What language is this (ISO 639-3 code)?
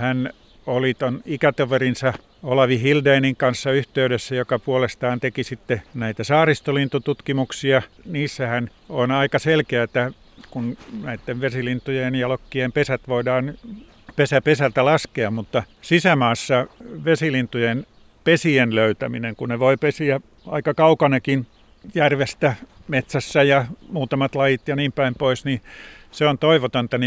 fin